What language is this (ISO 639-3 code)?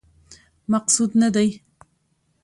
pus